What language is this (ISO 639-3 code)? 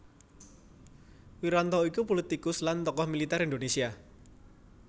jav